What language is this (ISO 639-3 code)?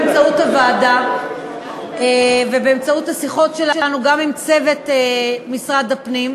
heb